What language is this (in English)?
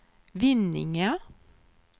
Swedish